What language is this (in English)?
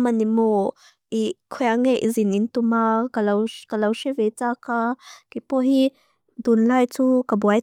Mizo